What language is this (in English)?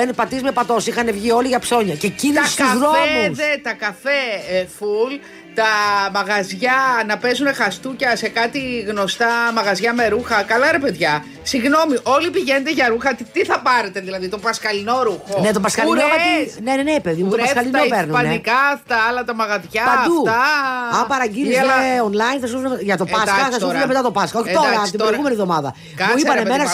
Greek